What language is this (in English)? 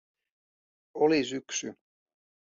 Finnish